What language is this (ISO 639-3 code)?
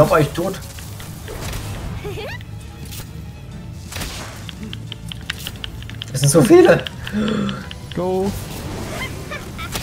deu